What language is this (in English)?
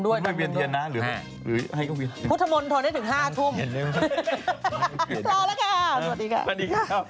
Thai